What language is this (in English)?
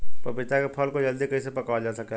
Bhojpuri